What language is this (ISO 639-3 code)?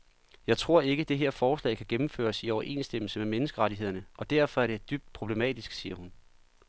dan